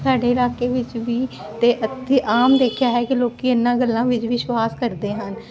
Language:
Punjabi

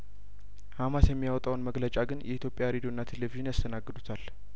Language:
Amharic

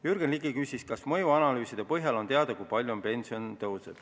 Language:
Estonian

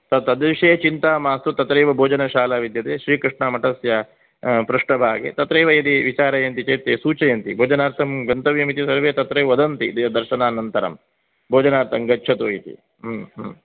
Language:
Sanskrit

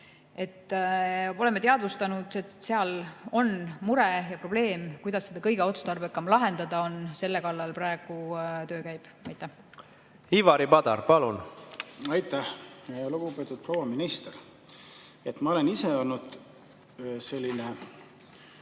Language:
Estonian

